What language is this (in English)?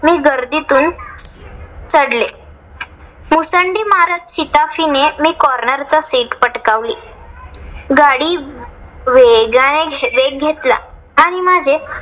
Marathi